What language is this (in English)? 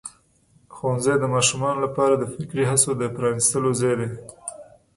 Pashto